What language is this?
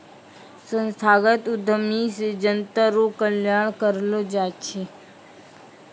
Maithili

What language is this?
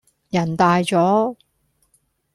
Cantonese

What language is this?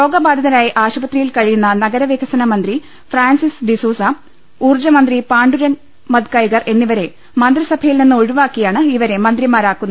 Malayalam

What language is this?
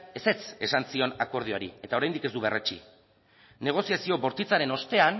Basque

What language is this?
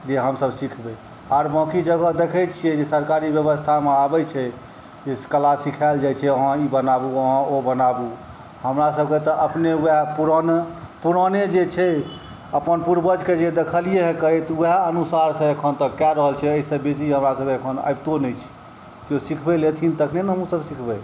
Maithili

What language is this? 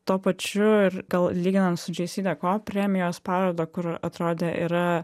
Lithuanian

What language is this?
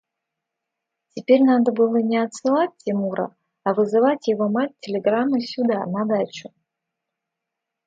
Russian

